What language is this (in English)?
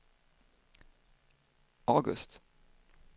Swedish